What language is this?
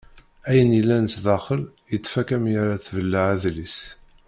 Kabyle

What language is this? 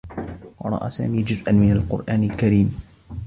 Arabic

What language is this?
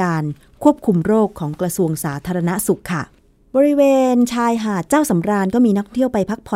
Thai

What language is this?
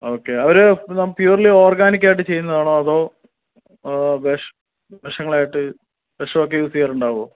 Malayalam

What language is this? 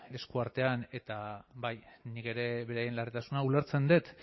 Basque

